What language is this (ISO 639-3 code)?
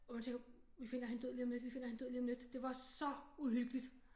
dan